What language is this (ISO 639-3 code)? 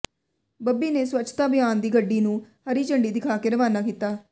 pan